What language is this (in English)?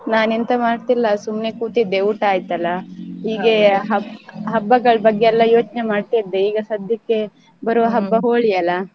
Kannada